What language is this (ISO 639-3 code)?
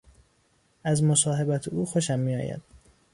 fas